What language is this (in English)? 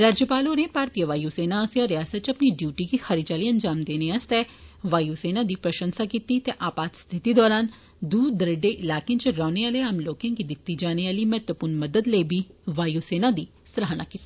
Dogri